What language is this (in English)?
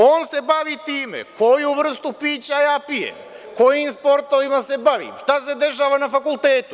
Serbian